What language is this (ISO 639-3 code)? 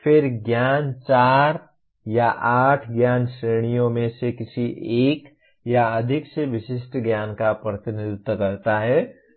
hin